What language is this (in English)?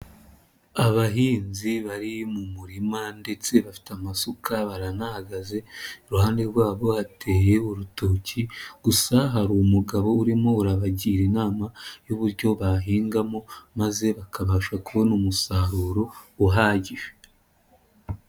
Kinyarwanda